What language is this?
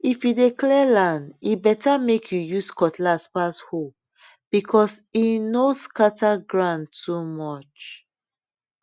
Nigerian Pidgin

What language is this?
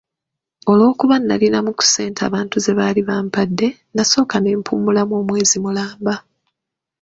Ganda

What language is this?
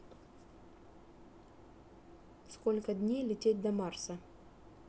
Russian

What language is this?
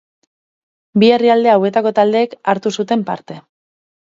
Basque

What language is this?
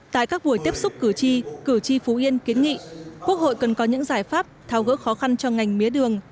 Vietnamese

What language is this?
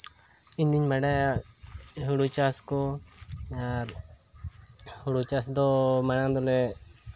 Santali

